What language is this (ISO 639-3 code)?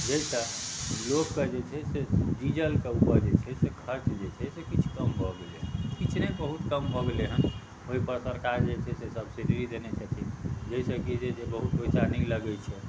mai